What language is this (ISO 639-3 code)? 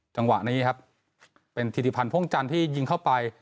tha